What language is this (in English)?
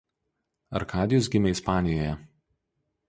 Lithuanian